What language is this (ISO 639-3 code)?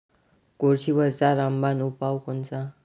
mar